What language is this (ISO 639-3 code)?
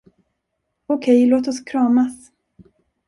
swe